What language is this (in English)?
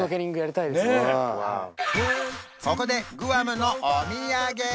Japanese